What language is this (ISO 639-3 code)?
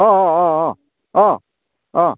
asm